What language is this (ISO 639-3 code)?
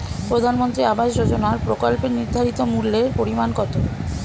ben